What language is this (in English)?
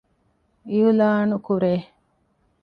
Divehi